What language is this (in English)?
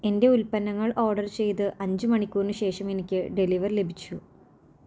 Malayalam